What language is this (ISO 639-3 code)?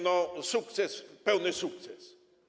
pol